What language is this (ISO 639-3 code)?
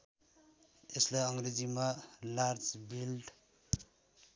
nep